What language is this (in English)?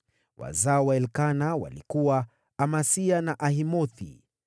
Swahili